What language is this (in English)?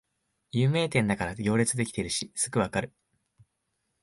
Japanese